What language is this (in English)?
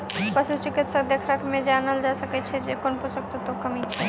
Maithili